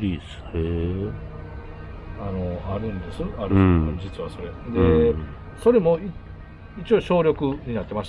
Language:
Japanese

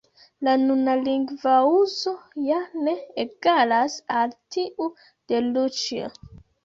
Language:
Esperanto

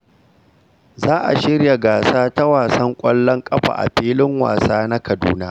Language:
Hausa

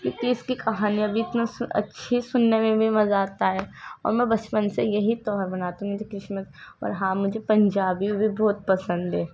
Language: Urdu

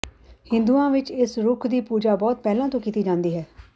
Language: Punjabi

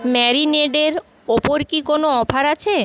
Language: Bangla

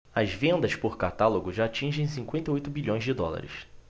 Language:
Portuguese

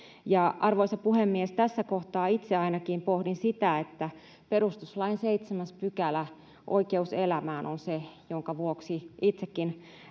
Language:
Finnish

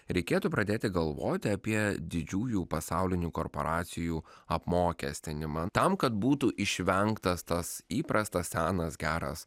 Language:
Lithuanian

